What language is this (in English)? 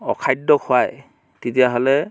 Assamese